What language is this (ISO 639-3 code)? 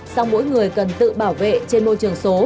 vie